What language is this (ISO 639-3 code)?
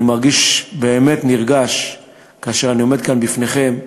heb